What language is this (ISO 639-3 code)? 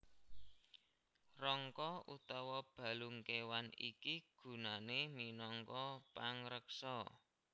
jav